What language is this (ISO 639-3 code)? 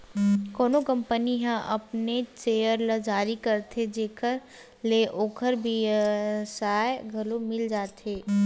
hne